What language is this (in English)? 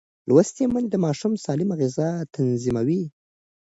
Pashto